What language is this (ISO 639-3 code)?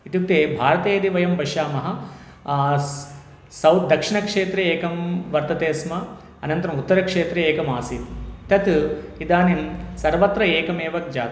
san